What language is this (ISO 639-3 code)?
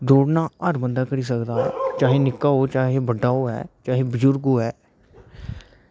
doi